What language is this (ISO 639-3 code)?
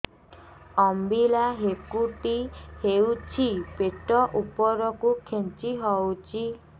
ori